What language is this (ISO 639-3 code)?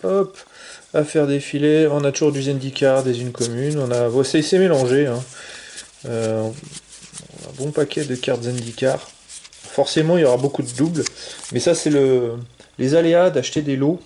fra